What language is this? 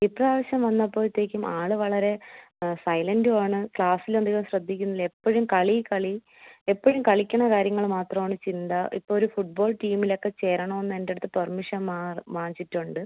Malayalam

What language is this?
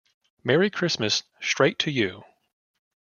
English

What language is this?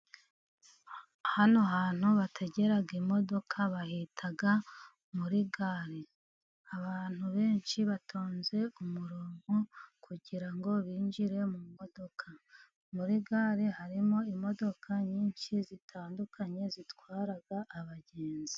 Kinyarwanda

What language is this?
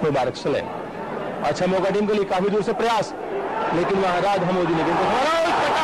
Arabic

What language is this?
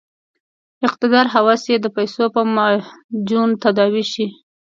Pashto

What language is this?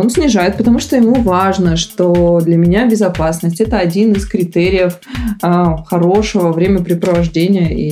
Russian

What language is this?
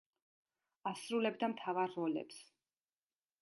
Georgian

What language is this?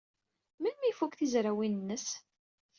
Kabyle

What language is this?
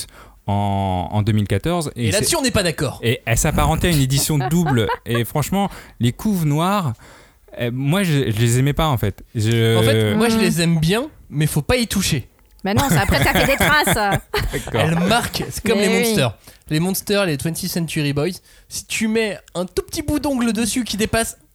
French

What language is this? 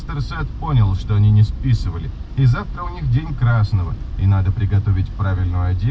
Russian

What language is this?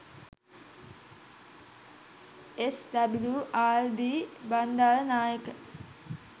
Sinhala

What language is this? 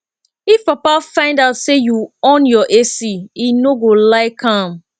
Nigerian Pidgin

